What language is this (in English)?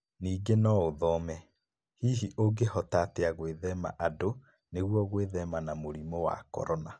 Kikuyu